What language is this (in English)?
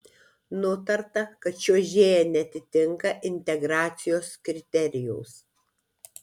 Lithuanian